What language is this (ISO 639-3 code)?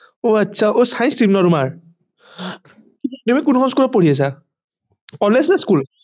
asm